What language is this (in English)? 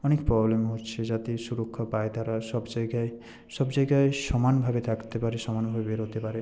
Bangla